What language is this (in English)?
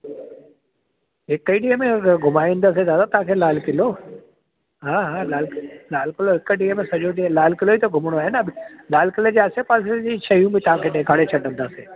Sindhi